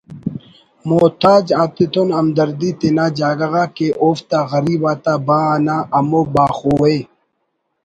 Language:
Brahui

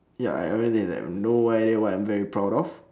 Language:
English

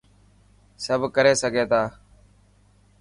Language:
Dhatki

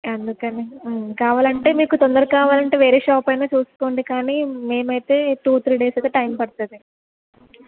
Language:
Telugu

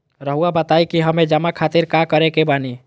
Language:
Magahi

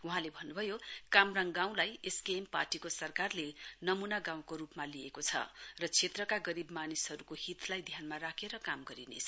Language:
Nepali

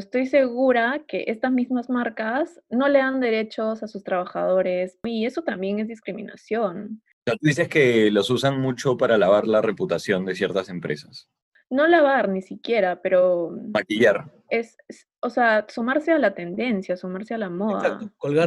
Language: Spanish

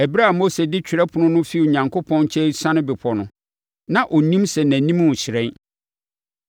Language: Akan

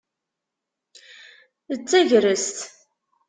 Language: Kabyle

